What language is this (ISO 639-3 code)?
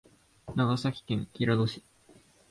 jpn